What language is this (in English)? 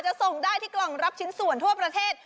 Thai